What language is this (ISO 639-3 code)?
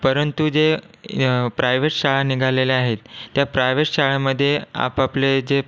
mar